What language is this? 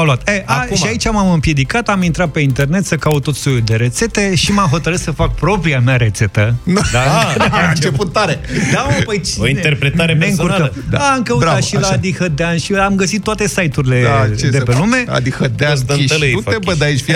Romanian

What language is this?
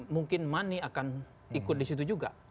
Indonesian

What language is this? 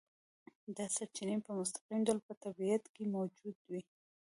Pashto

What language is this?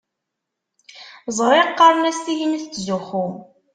Kabyle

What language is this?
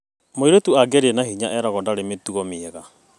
Kikuyu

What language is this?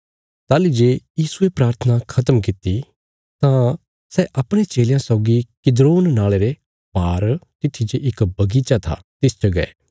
Bilaspuri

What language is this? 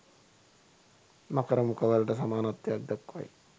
Sinhala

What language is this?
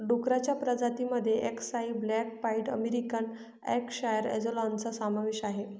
Marathi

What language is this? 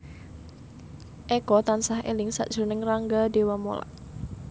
Javanese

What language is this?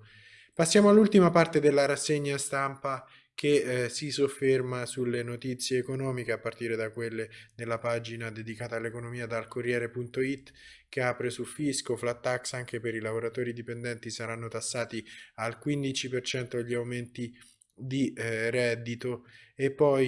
Italian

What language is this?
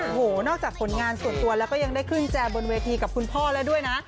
Thai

